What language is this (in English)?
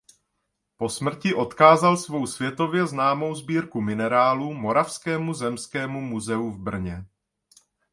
Czech